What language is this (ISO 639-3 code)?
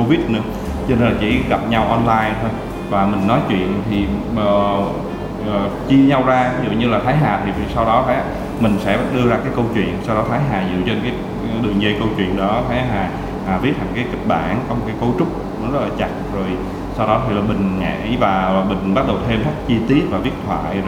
vie